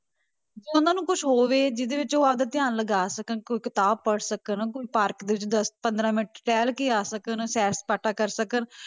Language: Punjabi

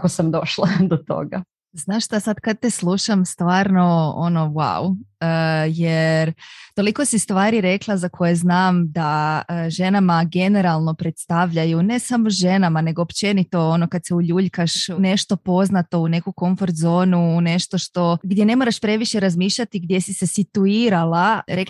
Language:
Croatian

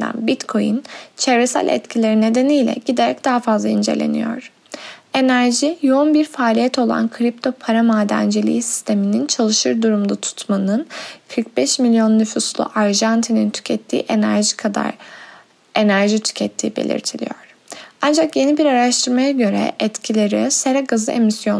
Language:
Turkish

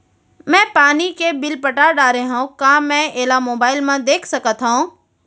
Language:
Chhattisgarhi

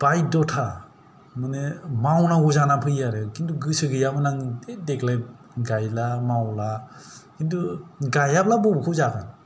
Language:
Bodo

